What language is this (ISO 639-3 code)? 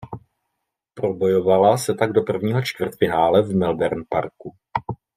ces